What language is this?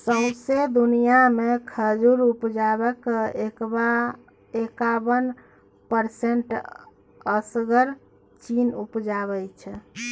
Maithili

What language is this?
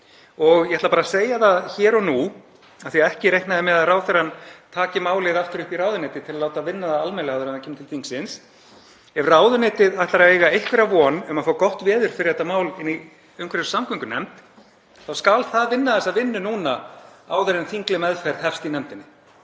Icelandic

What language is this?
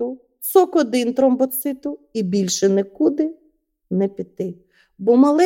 Ukrainian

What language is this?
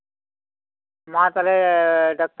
Santali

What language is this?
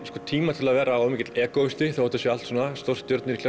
Icelandic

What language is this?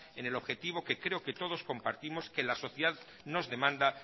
Spanish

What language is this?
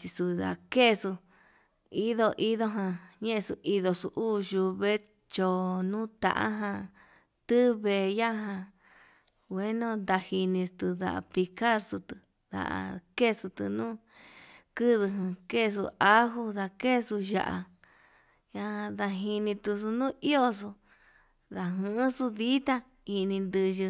Yutanduchi Mixtec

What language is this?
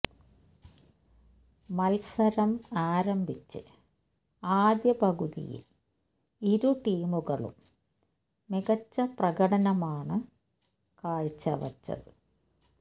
Malayalam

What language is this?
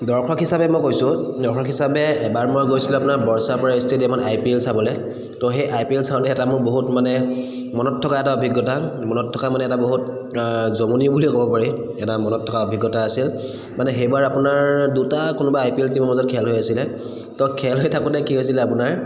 Assamese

